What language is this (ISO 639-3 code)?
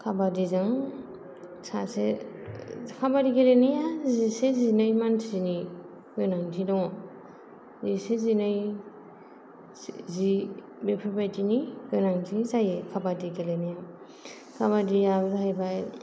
brx